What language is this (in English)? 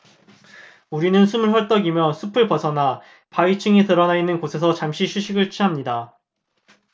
Korean